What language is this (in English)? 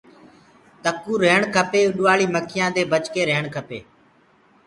Gurgula